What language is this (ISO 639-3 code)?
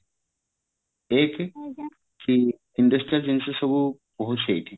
ori